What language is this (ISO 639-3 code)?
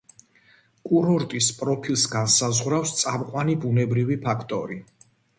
kat